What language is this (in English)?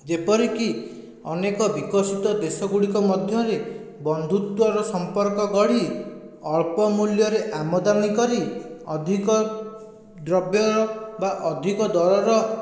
Odia